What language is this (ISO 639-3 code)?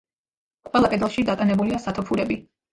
kat